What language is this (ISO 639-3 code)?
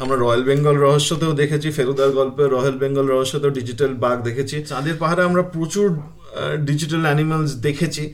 ben